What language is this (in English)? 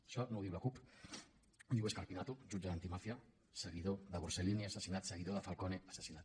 Catalan